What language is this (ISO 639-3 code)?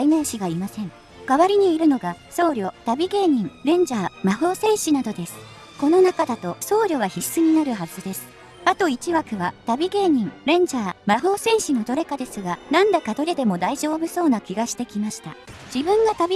jpn